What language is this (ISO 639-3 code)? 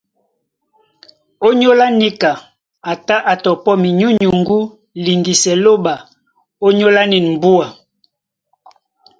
dua